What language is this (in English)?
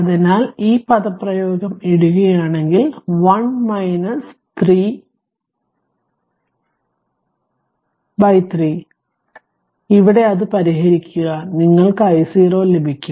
Malayalam